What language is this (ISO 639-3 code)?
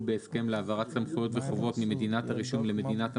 heb